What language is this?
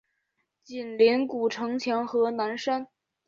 Chinese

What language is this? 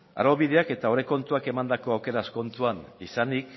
Basque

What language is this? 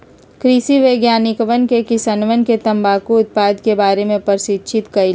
Magahi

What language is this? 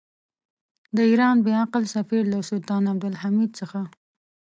Pashto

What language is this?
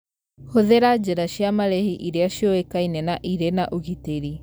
Kikuyu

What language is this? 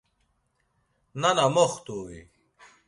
Laz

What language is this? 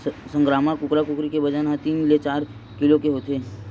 Chhattisgarhi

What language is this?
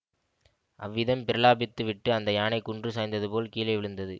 Tamil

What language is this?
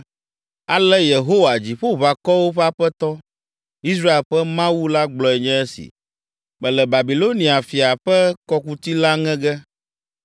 Ewe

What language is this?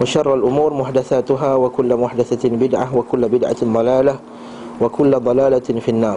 Malay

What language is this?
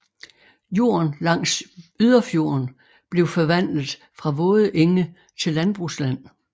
Danish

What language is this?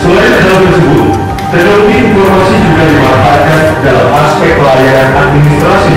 Indonesian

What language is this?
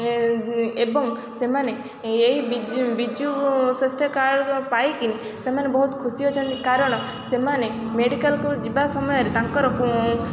Odia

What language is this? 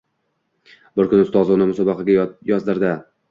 Uzbek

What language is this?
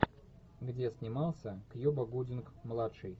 Russian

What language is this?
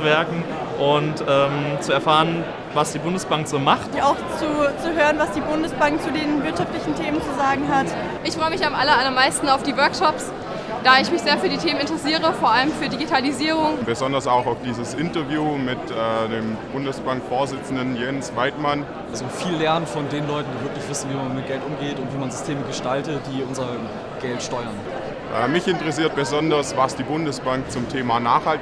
German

